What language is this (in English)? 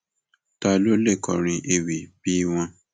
Yoruba